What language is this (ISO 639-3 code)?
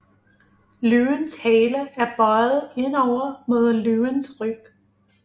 dan